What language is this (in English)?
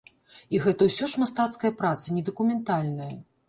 Belarusian